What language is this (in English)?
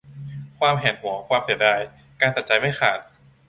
Thai